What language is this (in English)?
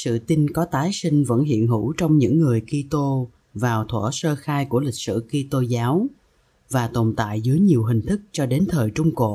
Vietnamese